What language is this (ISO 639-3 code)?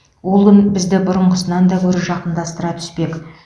kaz